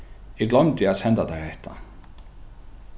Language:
Faroese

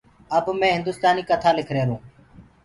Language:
Gurgula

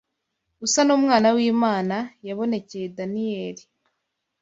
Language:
Kinyarwanda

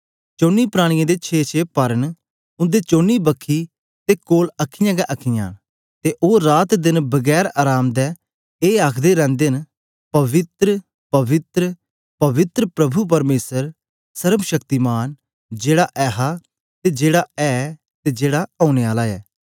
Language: Dogri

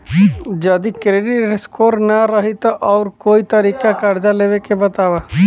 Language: Bhojpuri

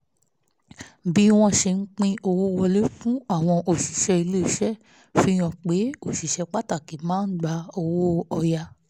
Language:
Yoruba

